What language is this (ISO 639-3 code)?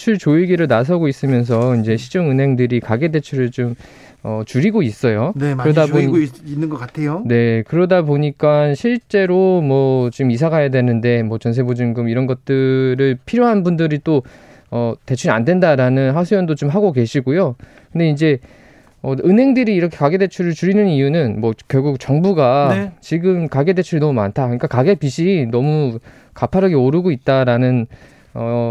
kor